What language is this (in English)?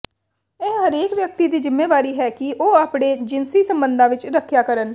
Punjabi